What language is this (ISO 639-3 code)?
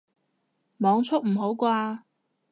yue